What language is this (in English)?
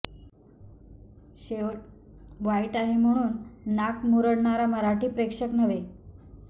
Marathi